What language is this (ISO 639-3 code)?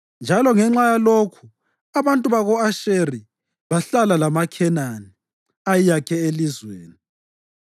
nde